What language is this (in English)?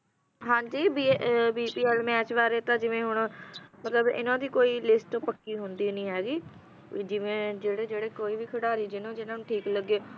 Punjabi